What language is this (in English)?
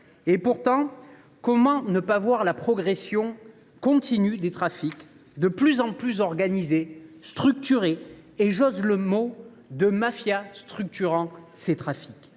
French